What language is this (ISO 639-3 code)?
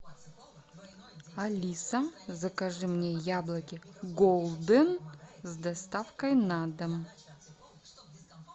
rus